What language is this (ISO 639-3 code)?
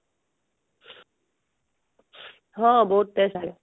ori